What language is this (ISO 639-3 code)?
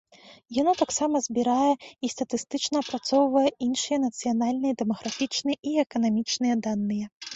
bel